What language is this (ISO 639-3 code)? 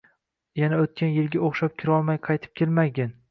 uzb